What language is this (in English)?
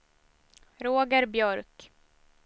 Swedish